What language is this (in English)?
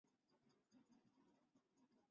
Chinese